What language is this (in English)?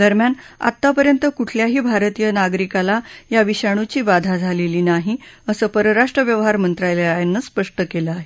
Marathi